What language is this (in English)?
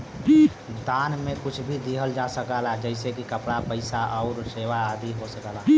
Bhojpuri